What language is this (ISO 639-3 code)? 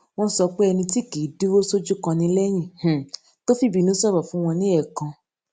yor